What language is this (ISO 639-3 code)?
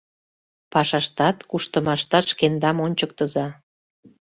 chm